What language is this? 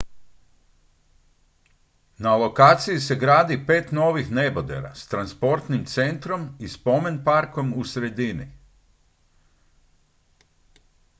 Croatian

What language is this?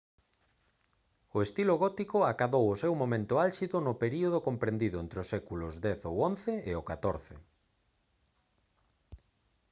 Galician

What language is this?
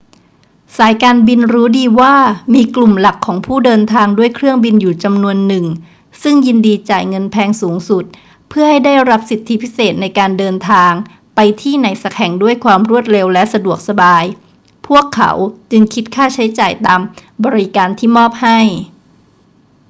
Thai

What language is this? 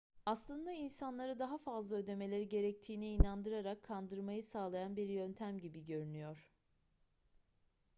Turkish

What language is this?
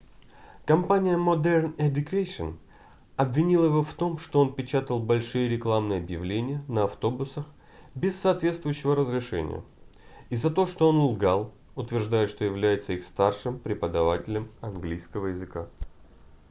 Russian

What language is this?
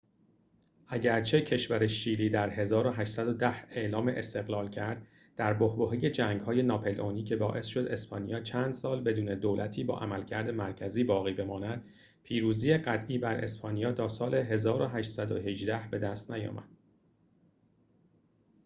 Persian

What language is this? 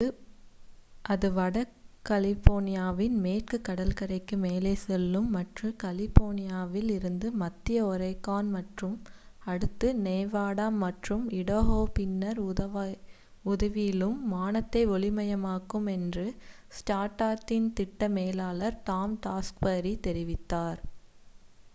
Tamil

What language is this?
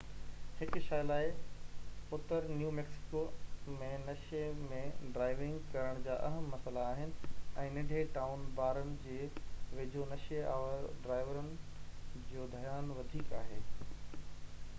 Sindhi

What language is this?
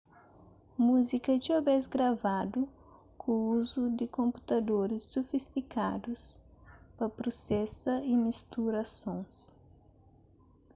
Kabuverdianu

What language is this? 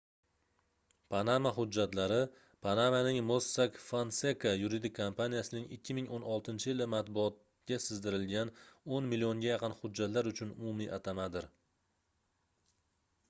Uzbek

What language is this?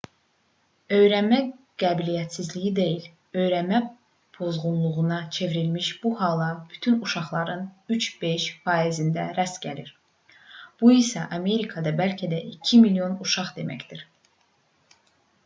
Azerbaijani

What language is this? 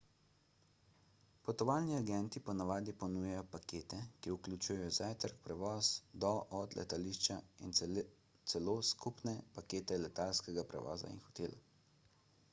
Slovenian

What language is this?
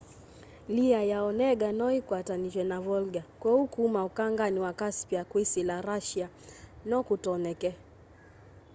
Kamba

